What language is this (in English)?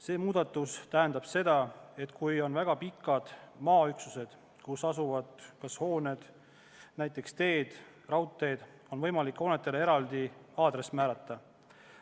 Estonian